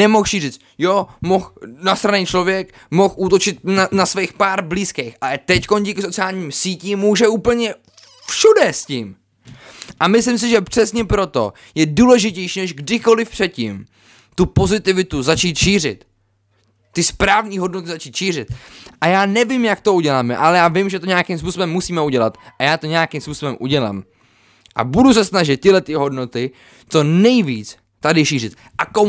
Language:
Czech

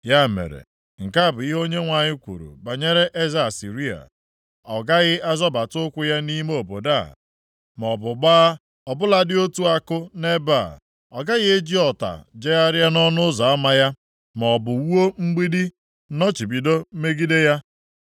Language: Igbo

